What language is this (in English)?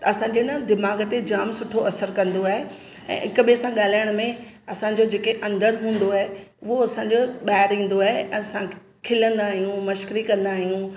Sindhi